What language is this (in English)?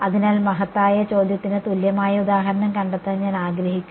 Malayalam